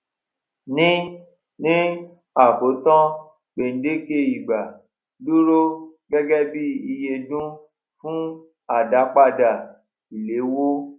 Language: Yoruba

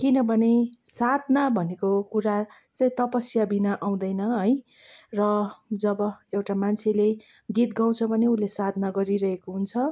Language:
Nepali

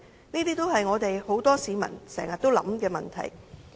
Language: Cantonese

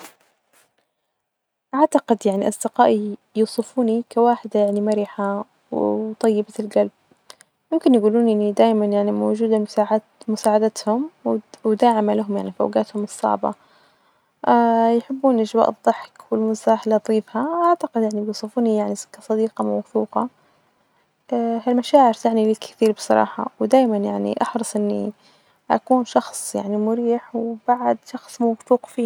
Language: Najdi Arabic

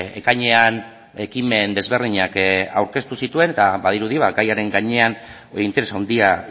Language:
Basque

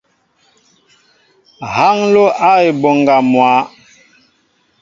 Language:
Mbo (Cameroon)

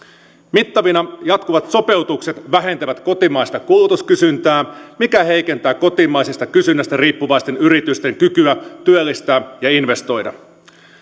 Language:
Finnish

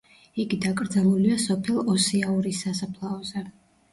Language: Georgian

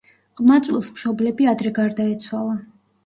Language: Georgian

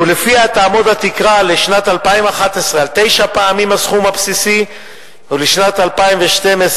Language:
Hebrew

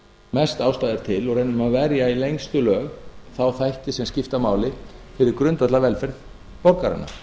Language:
Icelandic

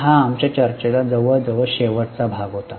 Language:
Marathi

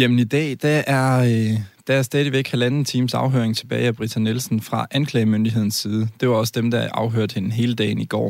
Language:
Danish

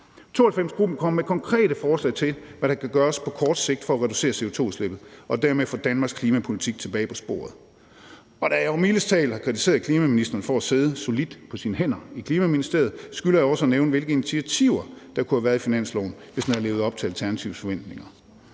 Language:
Danish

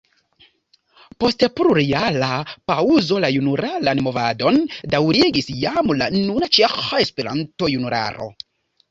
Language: Esperanto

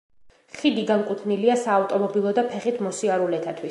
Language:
Georgian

